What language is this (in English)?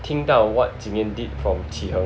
English